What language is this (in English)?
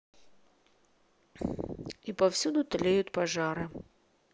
Russian